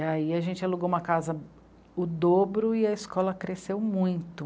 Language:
Portuguese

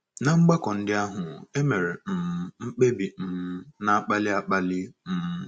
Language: Igbo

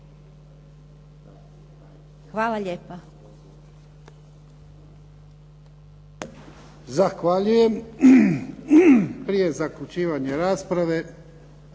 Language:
Croatian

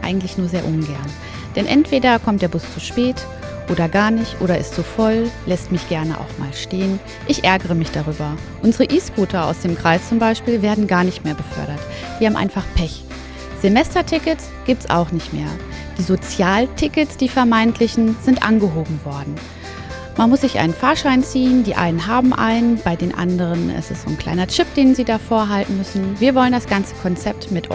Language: German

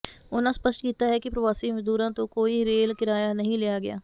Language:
Punjabi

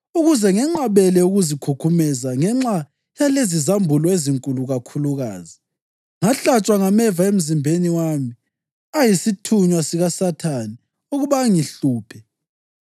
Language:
North Ndebele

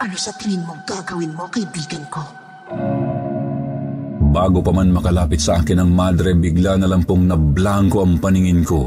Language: Filipino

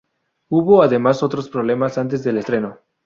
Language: Spanish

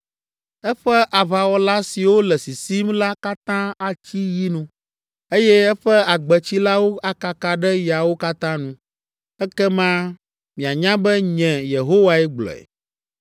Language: Ewe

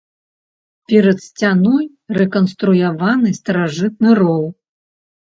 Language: Belarusian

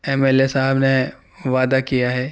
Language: Urdu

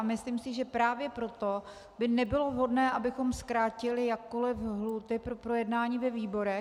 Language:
Czech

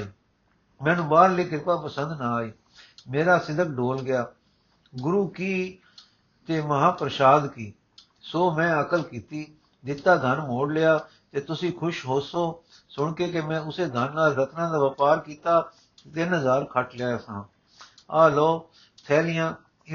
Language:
Punjabi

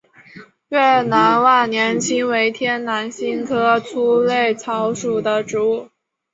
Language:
Chinese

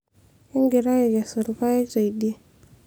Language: Masai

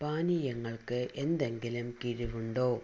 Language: Malayalam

